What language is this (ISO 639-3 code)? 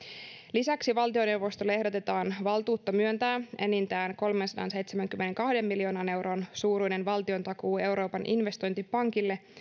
fin